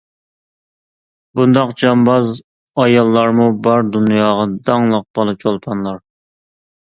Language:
Uyghur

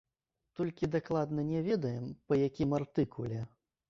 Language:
Belarusian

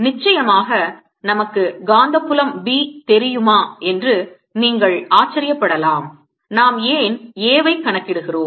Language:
Tamil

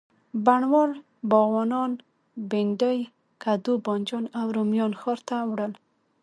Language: Pashto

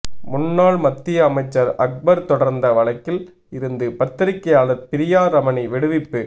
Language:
Tamil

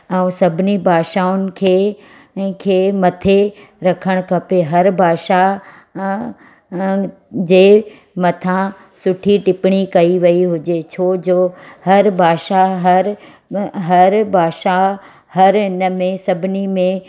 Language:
Sindhi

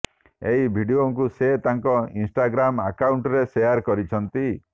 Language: Odia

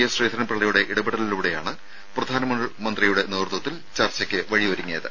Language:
Malayalam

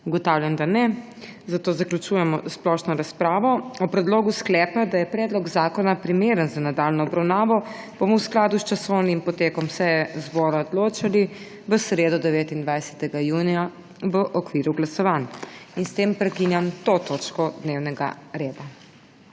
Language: Slovenian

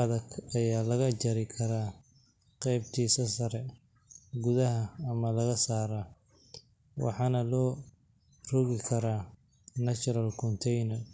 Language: Somali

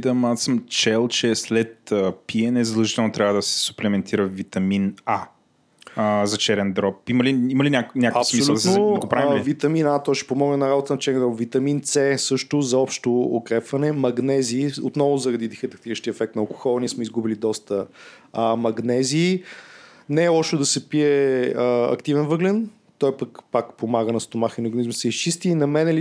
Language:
Bulgarian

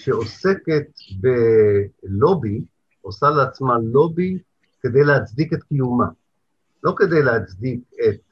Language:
Hebrew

